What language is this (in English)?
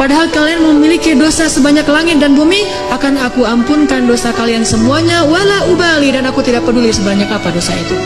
Indonesian